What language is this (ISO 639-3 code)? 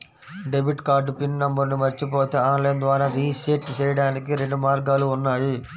tel